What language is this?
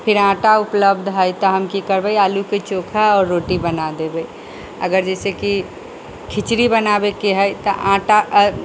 Maithili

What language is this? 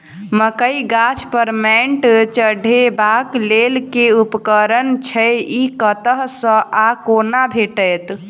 Maithili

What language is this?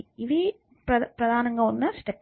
Telugu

